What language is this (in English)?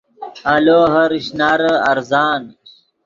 Yidgha